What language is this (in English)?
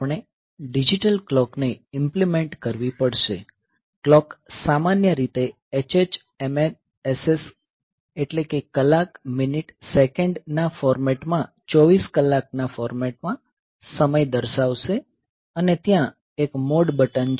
Gujarati